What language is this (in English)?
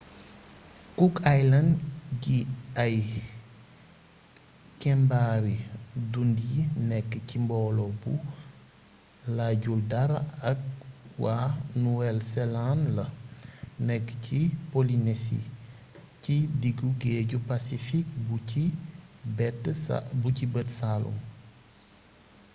Wolof